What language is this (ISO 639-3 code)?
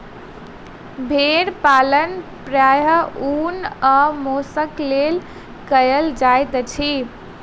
mai